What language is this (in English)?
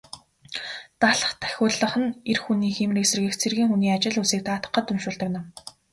Mongolian